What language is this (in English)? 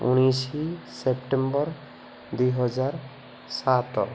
Odia